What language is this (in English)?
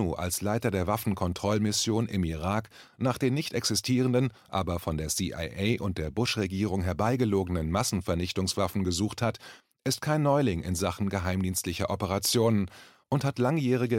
German